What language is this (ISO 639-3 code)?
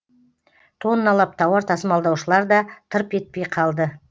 kaz